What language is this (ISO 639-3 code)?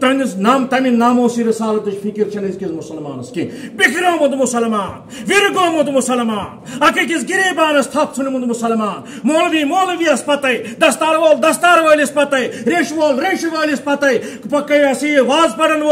tur